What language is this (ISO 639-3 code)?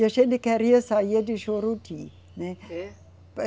por